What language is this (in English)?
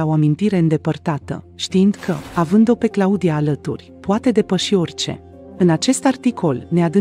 Romanian